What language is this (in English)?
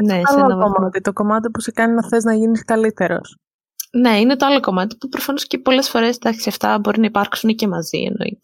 Greek